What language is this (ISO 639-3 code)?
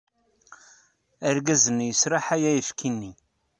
kab